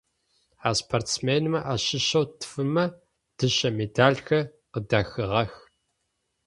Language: Adyghe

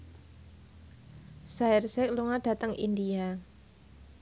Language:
Javanese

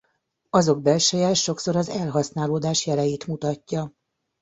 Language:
Hungarian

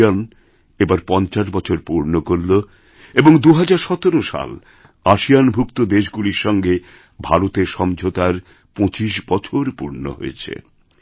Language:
Bangla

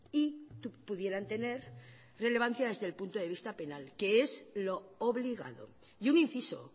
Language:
Spanish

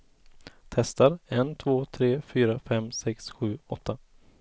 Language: Swedish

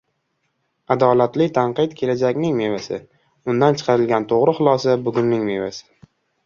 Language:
Uzbek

